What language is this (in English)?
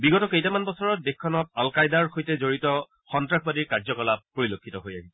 Assamese